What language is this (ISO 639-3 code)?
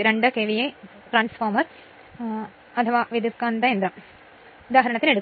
mal